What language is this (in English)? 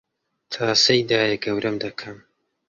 Central Kurdish